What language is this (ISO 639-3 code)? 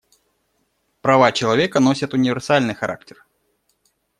rus